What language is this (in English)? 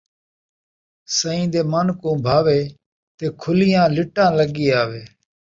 Saraiki